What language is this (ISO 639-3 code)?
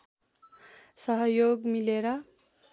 nep